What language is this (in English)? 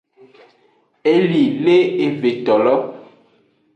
Aja (Benin)